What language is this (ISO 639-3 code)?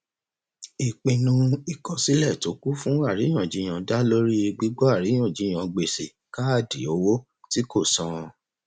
yor